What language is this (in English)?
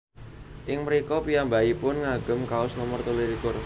Javanese